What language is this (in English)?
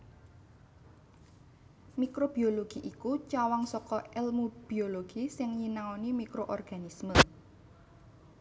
Javanese